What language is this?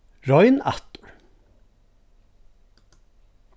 Faroese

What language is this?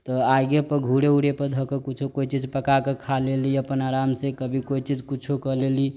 Maithili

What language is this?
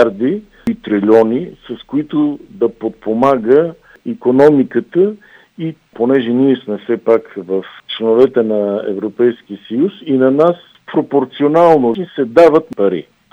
Bulgarian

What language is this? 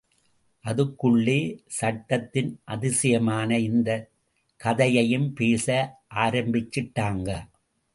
Tamil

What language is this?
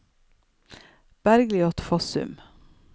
Norwegian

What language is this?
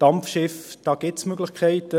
Swiss German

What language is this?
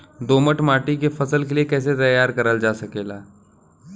Bhojpuri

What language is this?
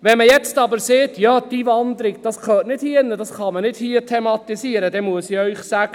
Swiss German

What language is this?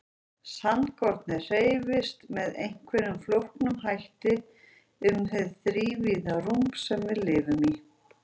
Icelandic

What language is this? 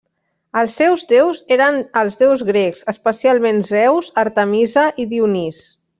Catalan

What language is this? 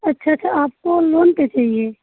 Hindi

